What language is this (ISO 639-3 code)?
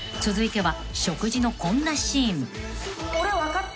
jpn